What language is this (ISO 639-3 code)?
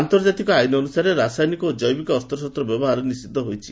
ori